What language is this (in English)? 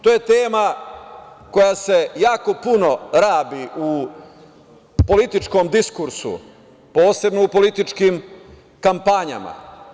Serbian